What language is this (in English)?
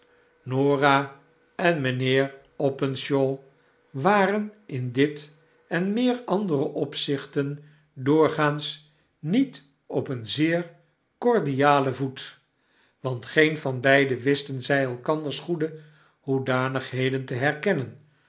Dutch